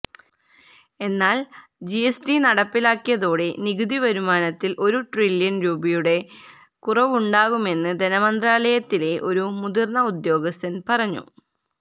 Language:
Malayalam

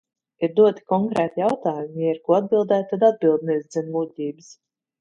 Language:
Latvian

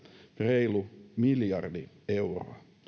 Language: Finnish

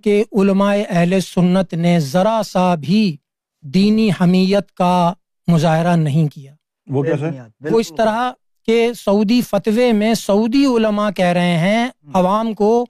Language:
Urdu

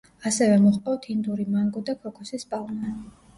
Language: Georgian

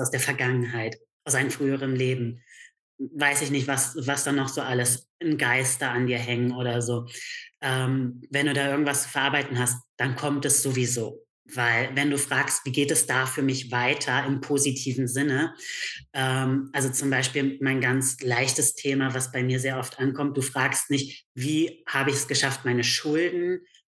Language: German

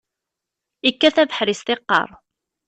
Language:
Kabyle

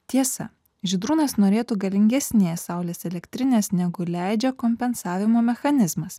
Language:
Lithuanian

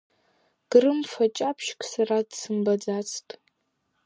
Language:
Abkhazian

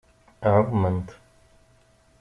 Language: Kabyle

